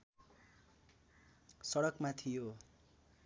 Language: Nepali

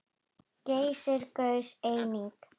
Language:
Icelandic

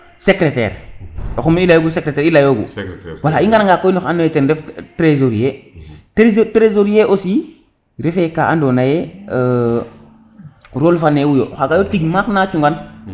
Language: Serer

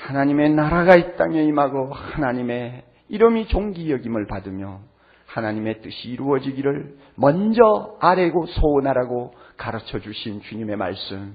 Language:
Korean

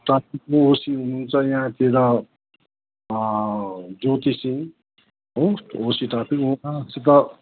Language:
Nepali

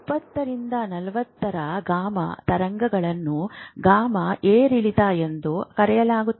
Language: Kannada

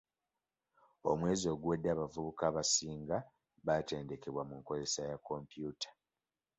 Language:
Ganda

